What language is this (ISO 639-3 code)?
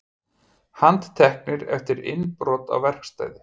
isl